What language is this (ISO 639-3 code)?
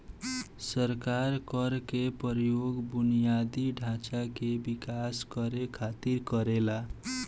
bho